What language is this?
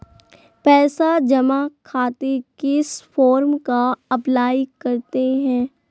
Magahi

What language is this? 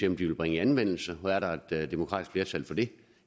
Danish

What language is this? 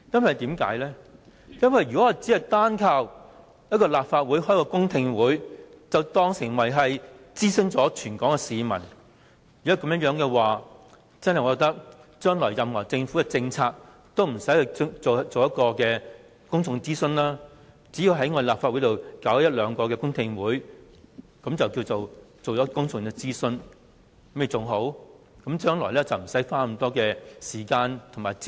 Cantonese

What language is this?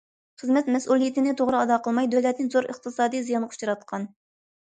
Uyghur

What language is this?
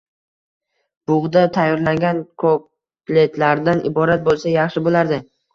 Uzbek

